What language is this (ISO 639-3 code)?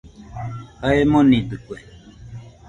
hux